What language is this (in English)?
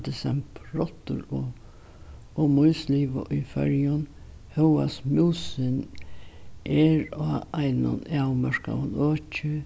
Faroese